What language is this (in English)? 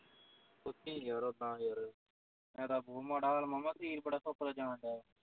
Punjabi